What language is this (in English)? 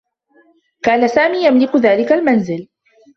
Arabic